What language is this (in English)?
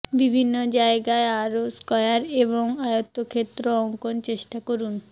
Bangla